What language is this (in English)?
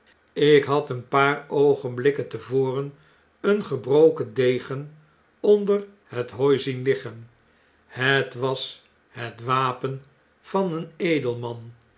Dutch